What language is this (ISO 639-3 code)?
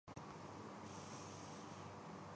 urd